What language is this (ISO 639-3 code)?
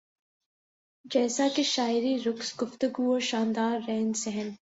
urd